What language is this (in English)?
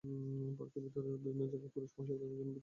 Bangla